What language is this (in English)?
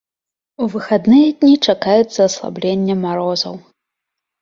Belarusian